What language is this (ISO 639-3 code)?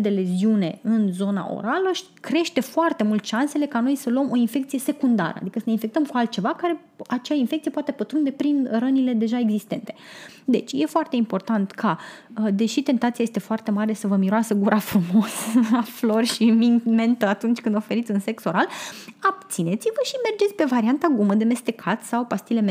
ron